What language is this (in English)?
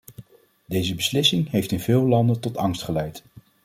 Dutch